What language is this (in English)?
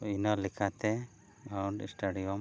Santali